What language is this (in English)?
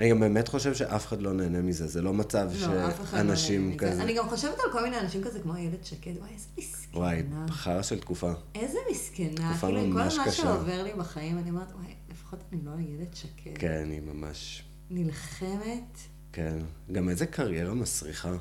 Hebrew